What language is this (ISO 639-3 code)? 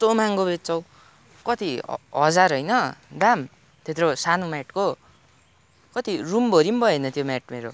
nep